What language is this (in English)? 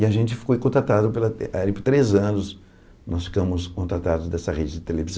Portuguese